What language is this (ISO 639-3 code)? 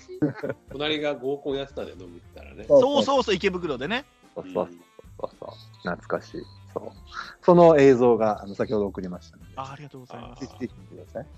jpn